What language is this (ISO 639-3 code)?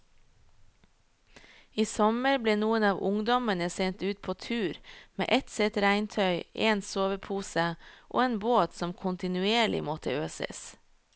nor